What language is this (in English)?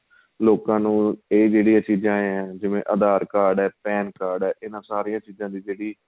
Punjabi